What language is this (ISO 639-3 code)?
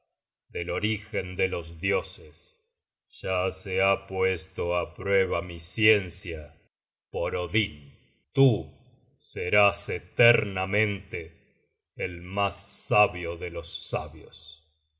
spa